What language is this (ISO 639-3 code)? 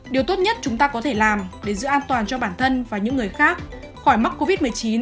vie